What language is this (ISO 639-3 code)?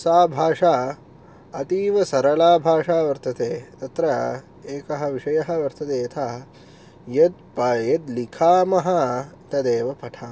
san